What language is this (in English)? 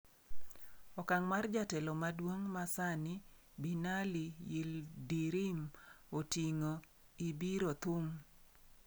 Luo (Kenya and Tanzania)